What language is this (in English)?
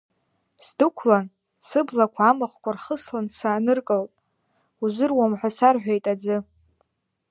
Abkhazian